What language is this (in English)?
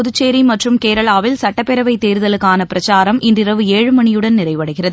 Tamil